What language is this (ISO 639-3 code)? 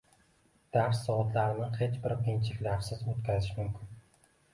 uzb